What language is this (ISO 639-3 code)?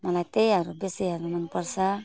nep